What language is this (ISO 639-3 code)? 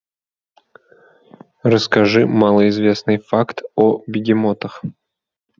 rus